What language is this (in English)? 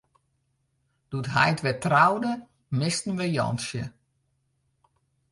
Western Frisian